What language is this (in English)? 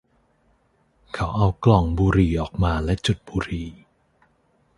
Thai